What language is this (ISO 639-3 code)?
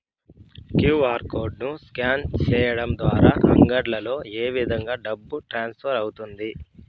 tel